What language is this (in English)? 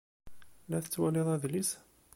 Kabyle